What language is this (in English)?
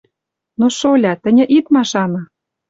Western Mari